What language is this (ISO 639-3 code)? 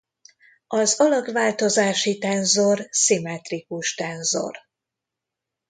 hun